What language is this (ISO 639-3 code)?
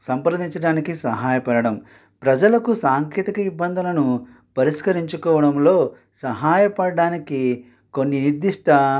tel